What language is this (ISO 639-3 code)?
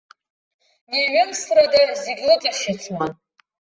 abk